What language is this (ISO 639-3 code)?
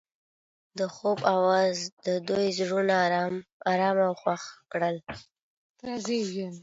pus